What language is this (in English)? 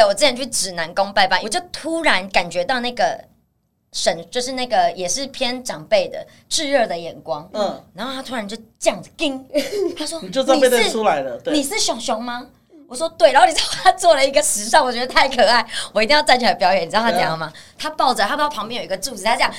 Chinese